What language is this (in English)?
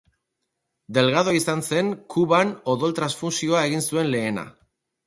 Basque